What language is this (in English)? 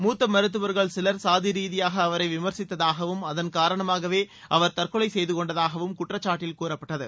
Tamil